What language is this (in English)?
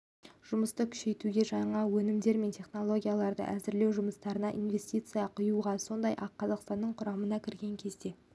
Kazakh